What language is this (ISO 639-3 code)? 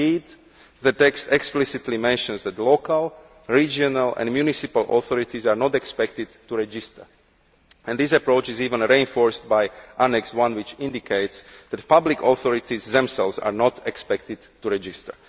eng